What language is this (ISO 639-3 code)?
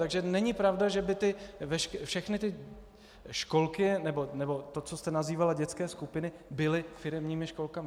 ces